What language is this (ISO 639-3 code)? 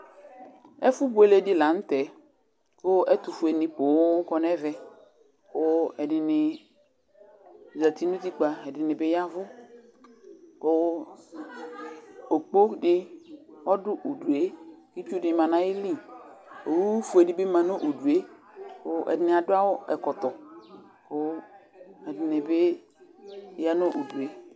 kpo